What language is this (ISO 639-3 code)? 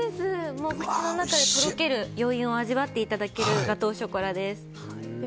jpn